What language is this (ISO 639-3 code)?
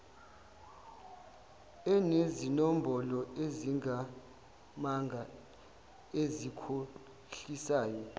zul